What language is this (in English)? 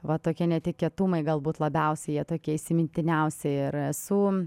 Lithuanian